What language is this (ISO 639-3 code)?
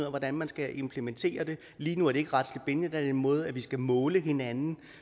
dan